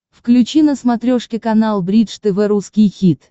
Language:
Russian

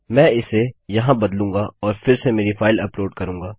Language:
Hindi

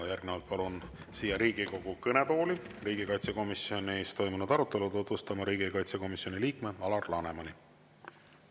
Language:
Estonian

